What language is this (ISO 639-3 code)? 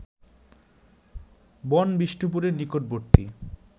ben